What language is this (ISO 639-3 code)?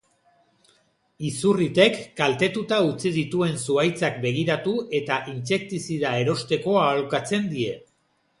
eus